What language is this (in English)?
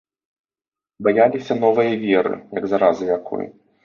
Belarusian